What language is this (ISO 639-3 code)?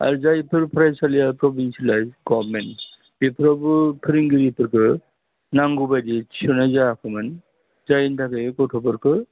brx